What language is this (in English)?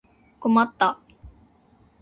Japanese